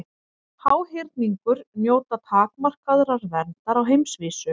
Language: Icelandic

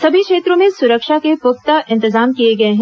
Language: Hindi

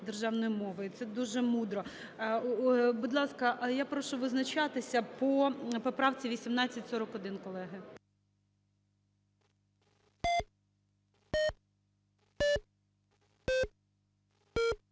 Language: Ukrainian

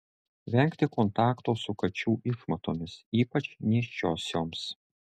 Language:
Lithuanian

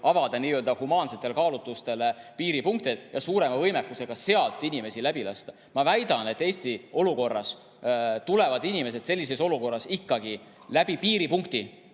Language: Estonian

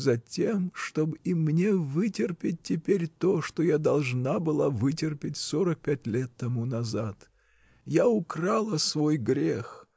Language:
Russian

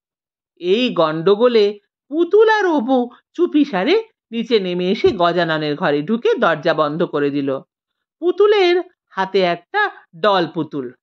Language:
Bangla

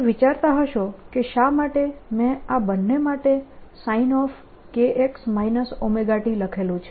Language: Gujarati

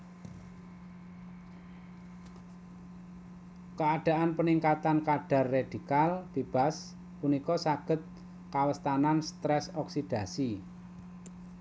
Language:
Javanese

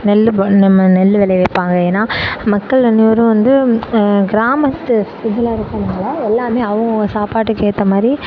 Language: Tamil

